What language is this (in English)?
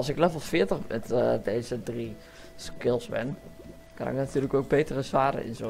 Dutch